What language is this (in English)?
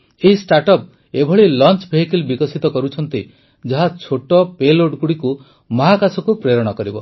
Odia